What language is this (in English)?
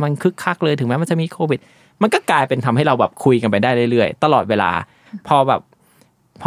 Thai